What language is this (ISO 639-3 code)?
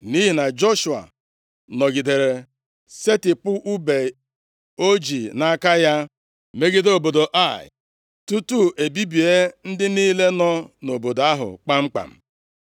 ibo